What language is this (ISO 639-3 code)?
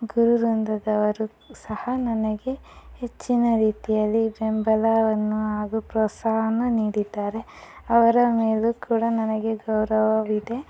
kan